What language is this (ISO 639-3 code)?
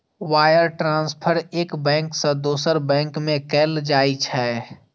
mai